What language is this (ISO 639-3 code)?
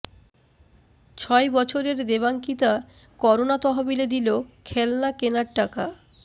ben